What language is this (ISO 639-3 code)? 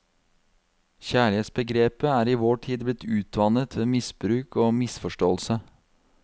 nor